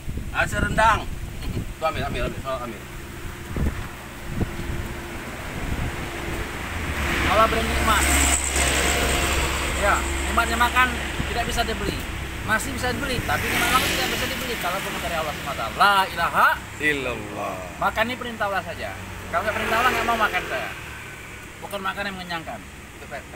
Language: Indonesian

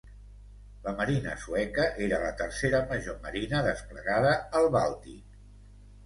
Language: Catalan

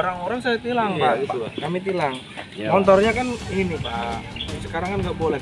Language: Indonesian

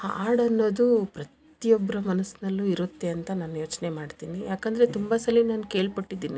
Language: Kannada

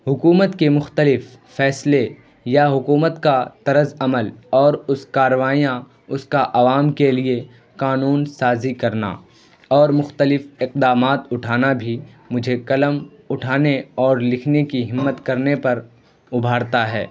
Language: Urdu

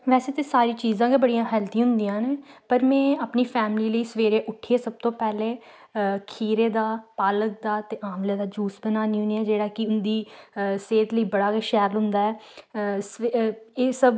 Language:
Dogri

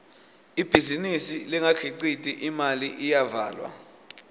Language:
Swati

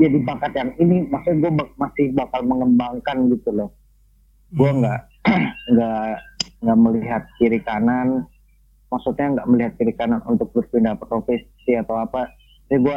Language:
Indonesian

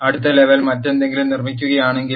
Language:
Malayalam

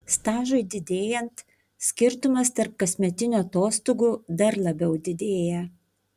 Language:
Lithuanian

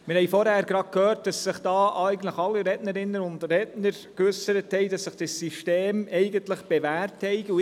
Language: Swiss German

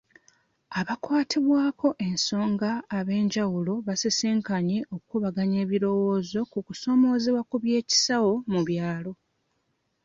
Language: Ganda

